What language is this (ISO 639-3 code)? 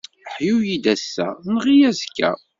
kab